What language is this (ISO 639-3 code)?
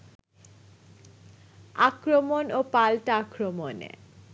ben